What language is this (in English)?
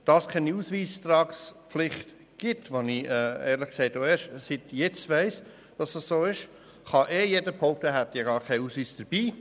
Swiss German